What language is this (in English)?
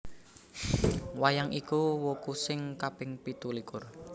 Javanese